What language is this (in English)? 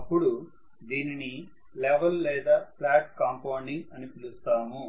Telugu